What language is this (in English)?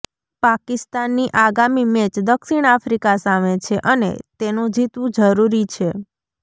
Gujarati